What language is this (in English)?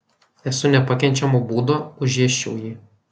Lithuanian